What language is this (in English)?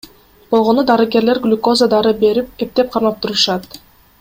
Kyrgyz